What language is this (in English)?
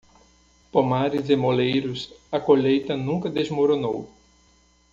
Portuguese